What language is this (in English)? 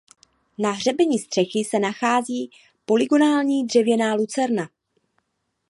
Czech